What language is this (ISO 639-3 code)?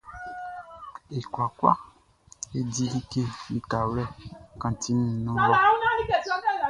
bci